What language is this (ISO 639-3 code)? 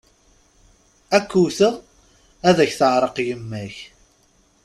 kab